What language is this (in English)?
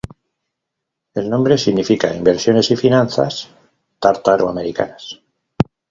Spanish